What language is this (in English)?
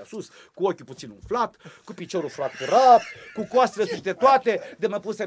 Romanian